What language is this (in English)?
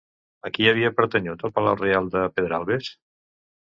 Catalan